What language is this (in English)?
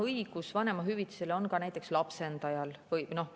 Estonian